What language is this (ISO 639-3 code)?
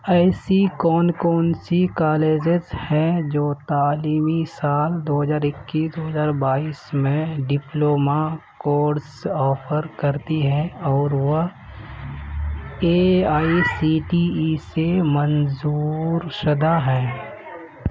urd